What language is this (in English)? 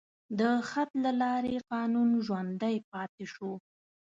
Pashto